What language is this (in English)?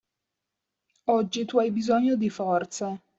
Italian